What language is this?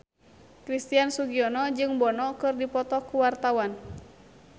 Sundanese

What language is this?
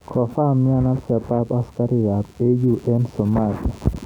Kalenjin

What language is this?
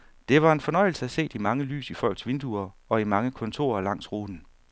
Danish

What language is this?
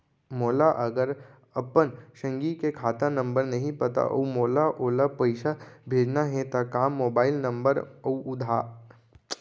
Chhattisgarhi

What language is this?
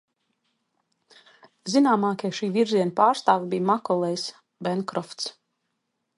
Latvian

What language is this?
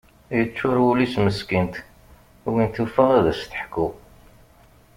Kabyle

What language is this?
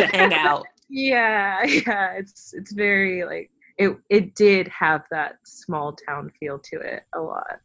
English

